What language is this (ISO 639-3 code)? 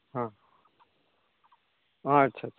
sat